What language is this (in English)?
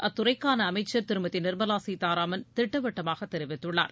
Tamil